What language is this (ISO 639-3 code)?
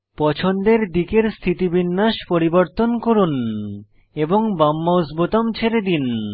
ben